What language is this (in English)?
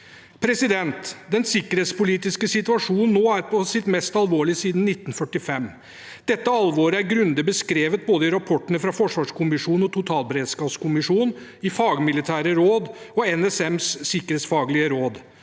Norwegian